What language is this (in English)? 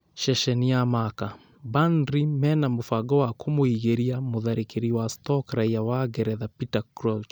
Kikuyu